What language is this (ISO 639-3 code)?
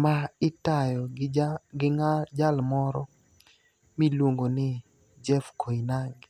luo